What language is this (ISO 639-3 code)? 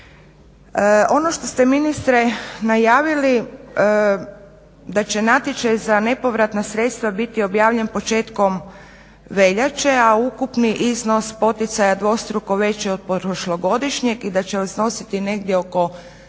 hrv